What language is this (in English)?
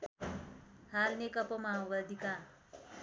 Nepali